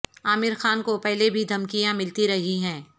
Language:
Urdu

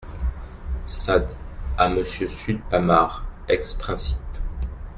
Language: French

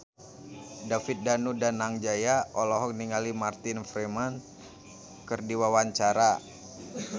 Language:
Sundanese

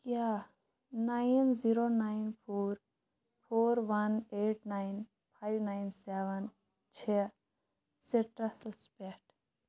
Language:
Kashmiri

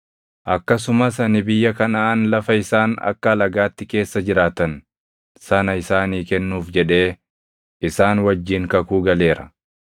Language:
Oromo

